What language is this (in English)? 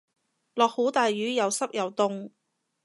Cantonese